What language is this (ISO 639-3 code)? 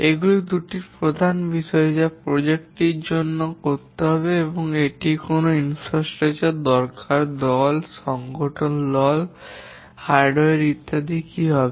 ben